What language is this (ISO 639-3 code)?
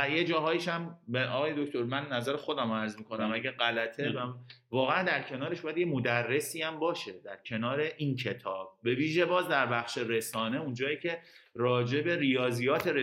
fas